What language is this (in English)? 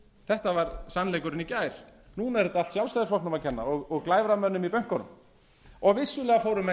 Icelandic